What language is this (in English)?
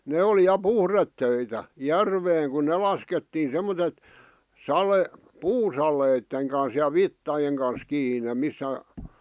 Finnish